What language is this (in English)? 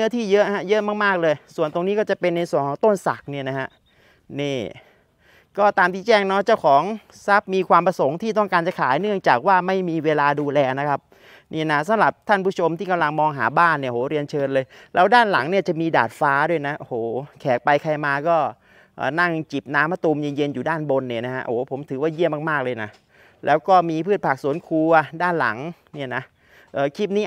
Thai